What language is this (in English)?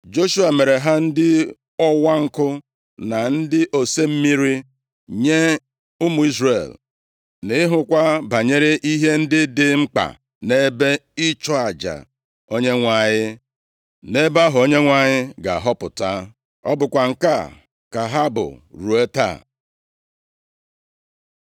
Igbo